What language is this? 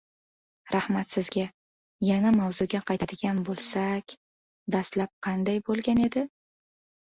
Uzbek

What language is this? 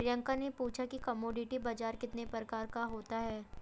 Hindi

